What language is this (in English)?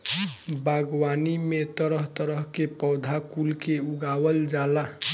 Bhojpuri